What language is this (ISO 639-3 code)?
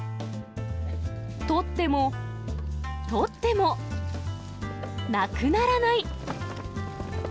jpn